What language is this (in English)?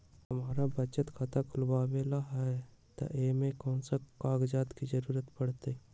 Magahi